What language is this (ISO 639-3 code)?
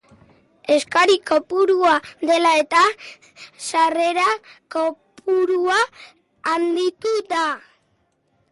eus